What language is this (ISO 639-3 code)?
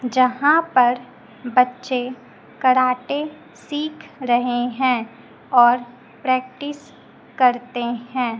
hin